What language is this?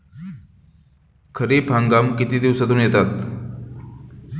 Marathi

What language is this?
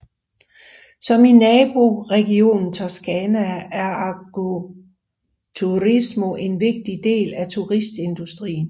Danish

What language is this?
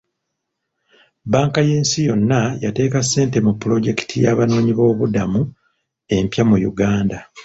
Ganda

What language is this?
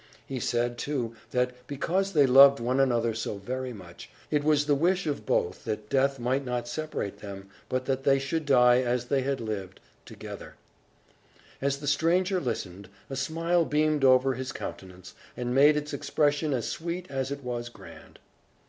English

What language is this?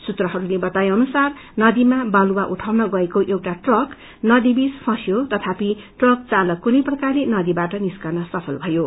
Nepali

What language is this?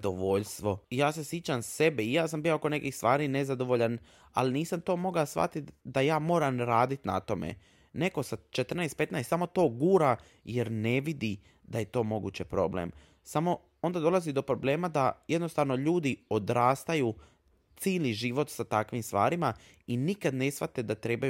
Croatian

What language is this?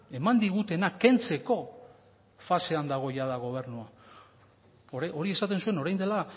Basque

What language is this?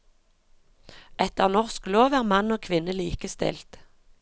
Norwegian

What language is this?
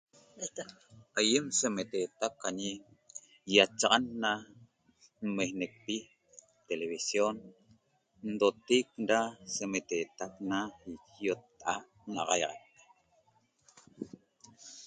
Toba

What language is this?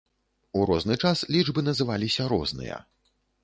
Belarusian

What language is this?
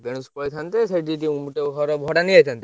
Odia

